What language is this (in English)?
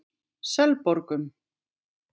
Icelandic